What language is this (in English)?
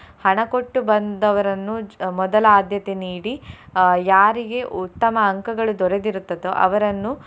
Kannada